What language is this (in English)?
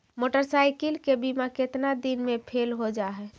Magahi